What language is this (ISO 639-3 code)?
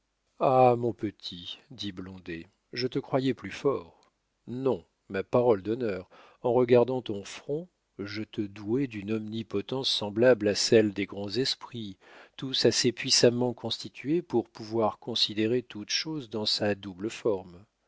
fra